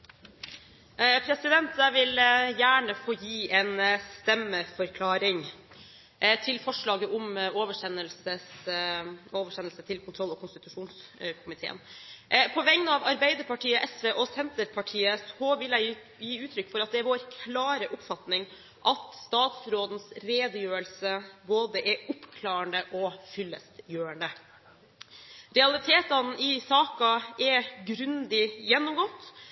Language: Norwegian Bokmål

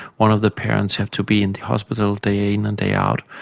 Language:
English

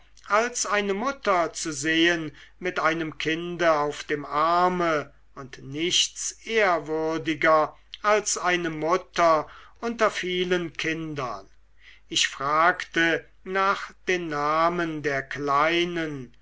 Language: German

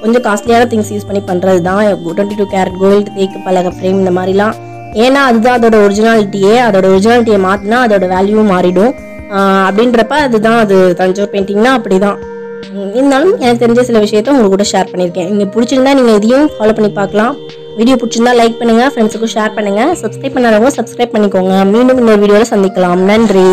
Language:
Hindi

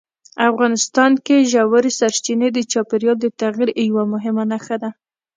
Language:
Pashto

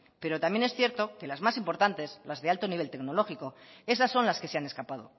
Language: Spanish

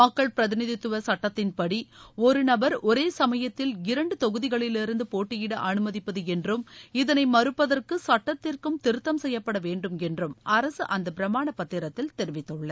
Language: Tamil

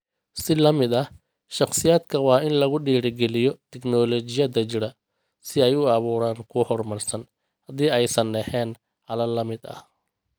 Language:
Somali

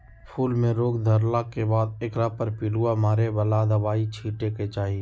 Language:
Magahi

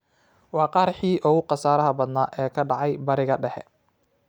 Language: Somali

